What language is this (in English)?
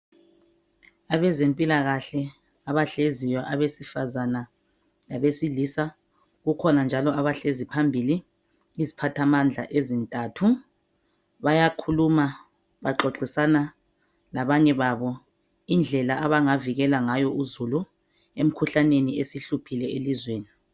North Ndebele